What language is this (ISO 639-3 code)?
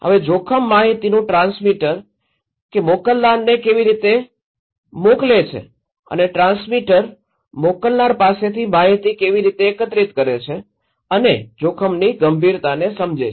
guj